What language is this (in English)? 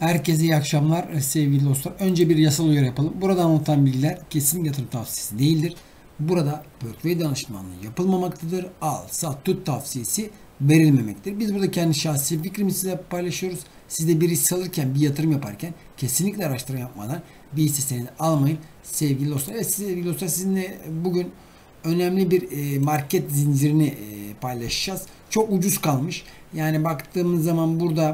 Turkish